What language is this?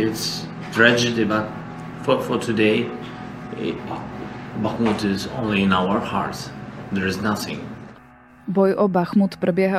Slovak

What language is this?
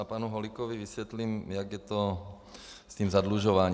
Czech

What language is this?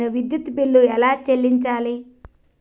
Telugu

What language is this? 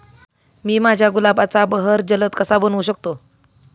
Marathi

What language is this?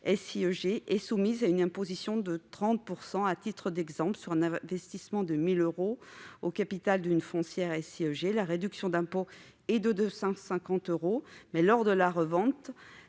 French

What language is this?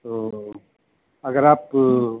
Urdu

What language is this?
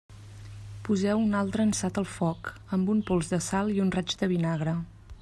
Catalan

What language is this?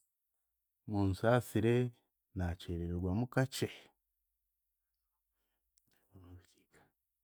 Chiga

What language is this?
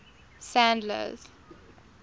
English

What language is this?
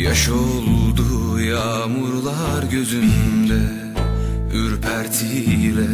Turkish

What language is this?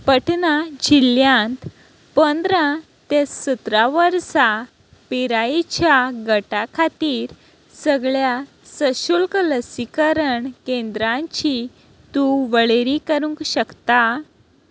Konkani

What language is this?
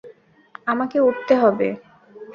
Bangla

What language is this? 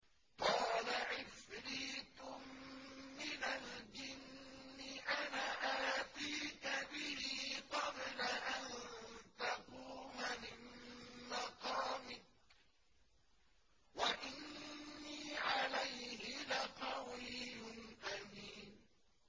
Arabic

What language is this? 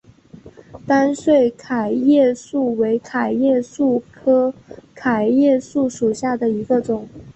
Chinese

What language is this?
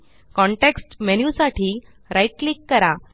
Marathi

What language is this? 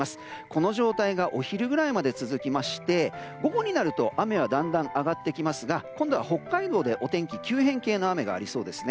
Japanese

